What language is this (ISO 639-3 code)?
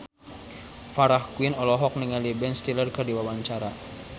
sun